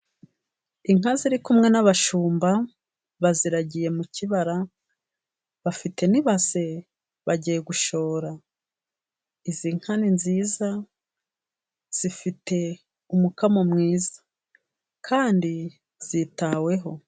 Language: Kinyarwanda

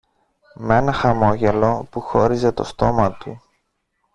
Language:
Greek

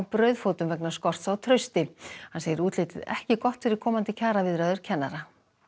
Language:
Icelandic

